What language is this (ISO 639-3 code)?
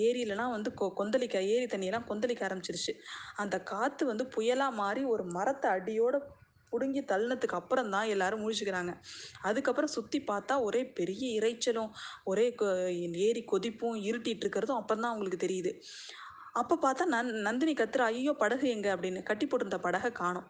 tam